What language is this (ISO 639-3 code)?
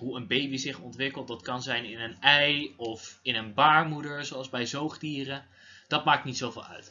nld